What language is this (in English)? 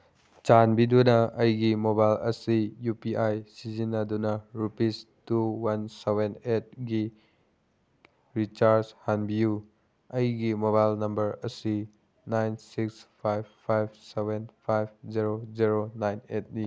Manipuri